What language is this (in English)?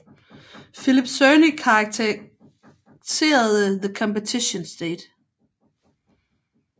Danish